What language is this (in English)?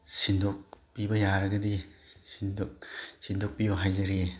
Manipuri